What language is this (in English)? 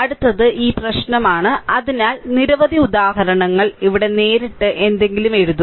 Malayalam